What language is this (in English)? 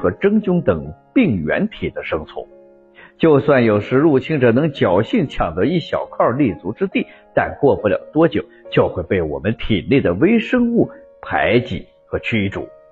Chinese